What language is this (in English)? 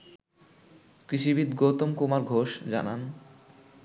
Bangla